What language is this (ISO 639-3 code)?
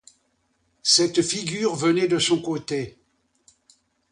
fra